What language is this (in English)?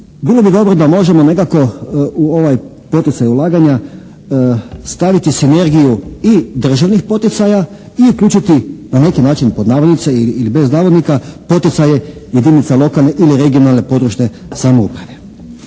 Croatian